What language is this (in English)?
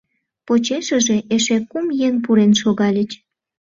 Mari